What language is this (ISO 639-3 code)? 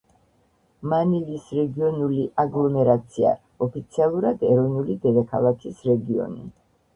kat